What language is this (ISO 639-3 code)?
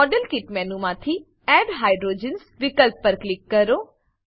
guj